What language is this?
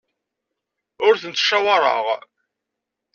Kabyle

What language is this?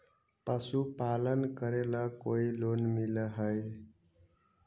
Magahi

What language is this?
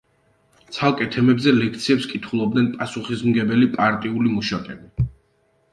Georgian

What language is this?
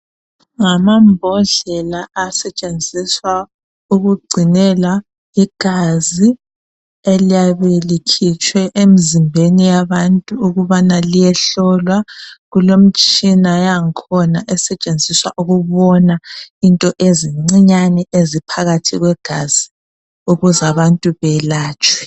North Ndebele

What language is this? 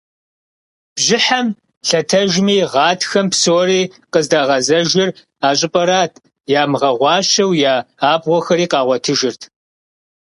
Kabardian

